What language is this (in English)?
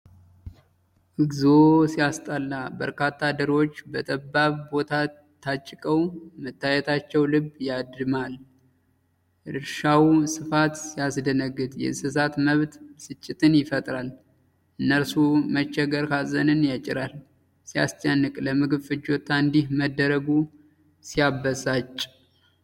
Amharic